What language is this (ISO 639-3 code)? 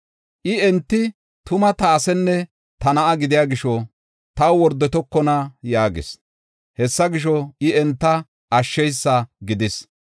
gof